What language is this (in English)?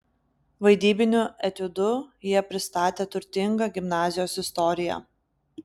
Lithuanian